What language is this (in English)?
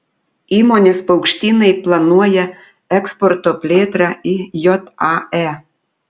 Lithuanian